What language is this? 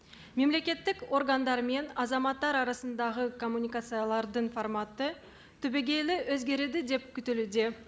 Kazakh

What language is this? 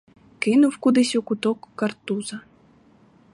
Ukrainian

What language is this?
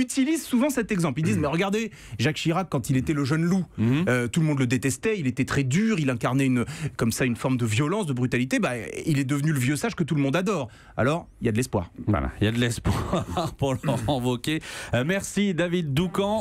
French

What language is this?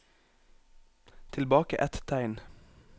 Norwegian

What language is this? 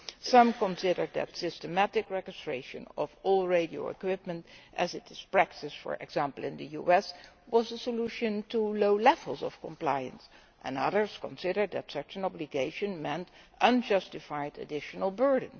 English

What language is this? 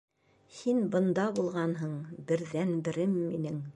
Bashkir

